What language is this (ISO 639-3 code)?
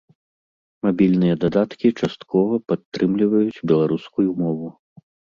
bel